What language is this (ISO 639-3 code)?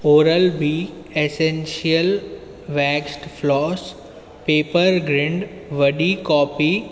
snd